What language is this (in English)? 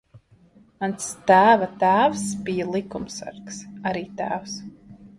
Latvian